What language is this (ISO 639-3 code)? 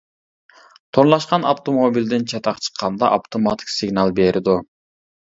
uig